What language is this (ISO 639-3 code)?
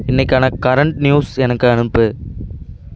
tam